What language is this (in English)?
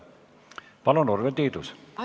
Estonian